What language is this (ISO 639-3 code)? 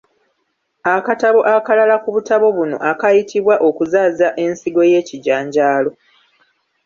lug